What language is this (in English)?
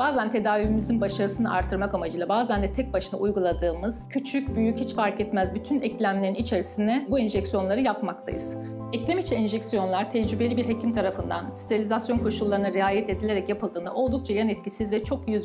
Turkish